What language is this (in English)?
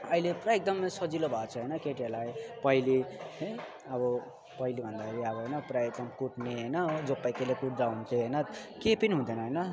Nepali